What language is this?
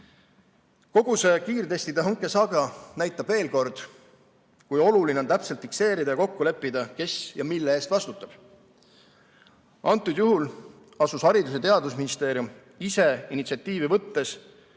Estonian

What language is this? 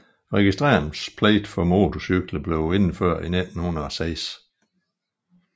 Danish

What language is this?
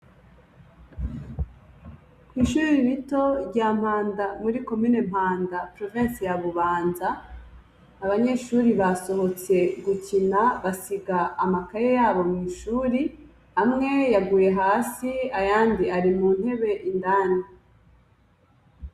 Rundi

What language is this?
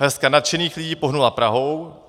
Czech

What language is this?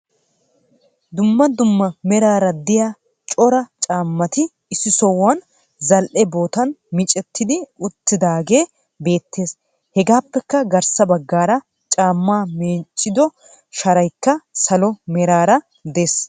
Wolaytta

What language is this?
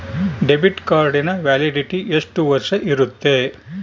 Kannada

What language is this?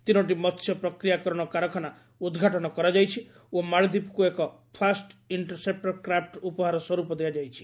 Odia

